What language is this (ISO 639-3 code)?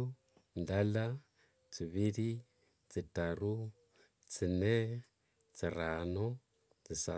lwg